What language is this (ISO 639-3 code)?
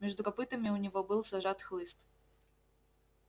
rus